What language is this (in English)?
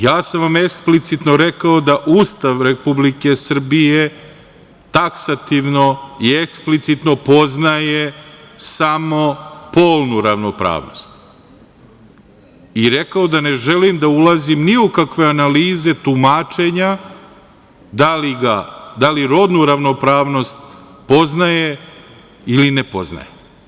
Serbian